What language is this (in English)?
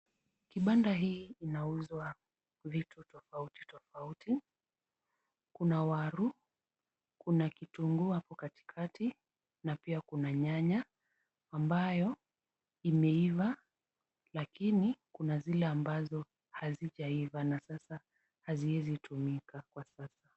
Swahili